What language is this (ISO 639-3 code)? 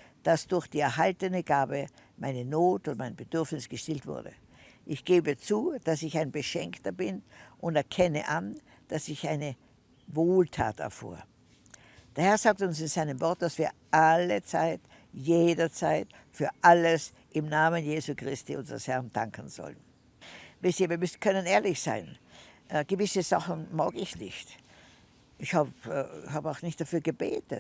deu